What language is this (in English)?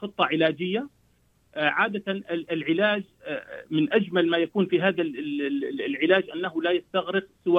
Arabic